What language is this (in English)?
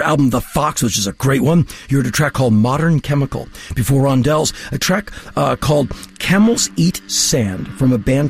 English